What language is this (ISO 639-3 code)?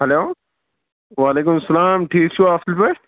kas